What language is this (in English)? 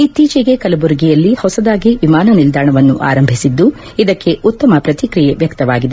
Kannada